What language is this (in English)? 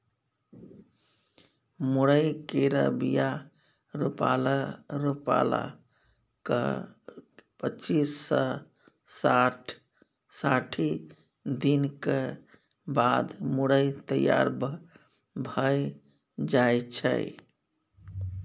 Maithili